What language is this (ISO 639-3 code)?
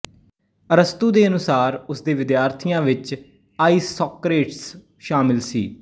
pan